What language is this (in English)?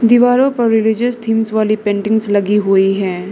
Hindi